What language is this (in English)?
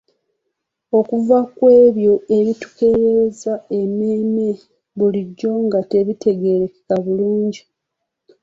Ganda